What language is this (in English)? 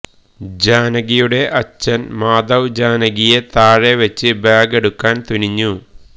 Malayalam